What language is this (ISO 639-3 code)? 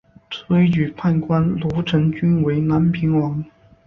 zho